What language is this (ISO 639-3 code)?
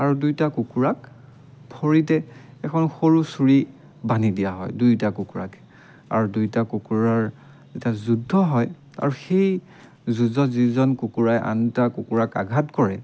asm